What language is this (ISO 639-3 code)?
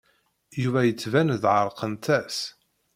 kab